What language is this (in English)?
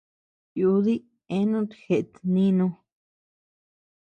Tepeuxila Cuicatec